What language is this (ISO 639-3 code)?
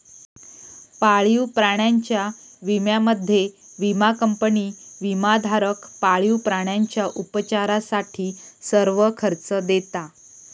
mar